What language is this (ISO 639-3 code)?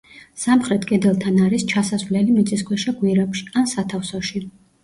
kat